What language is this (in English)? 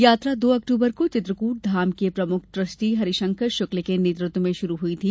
Hindi